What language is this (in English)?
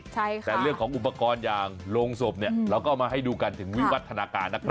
Thai